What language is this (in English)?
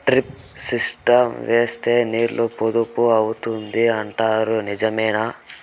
Telugu